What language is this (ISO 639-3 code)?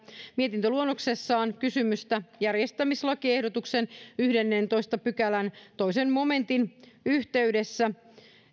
fin